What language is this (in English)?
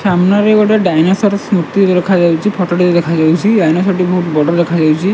Odia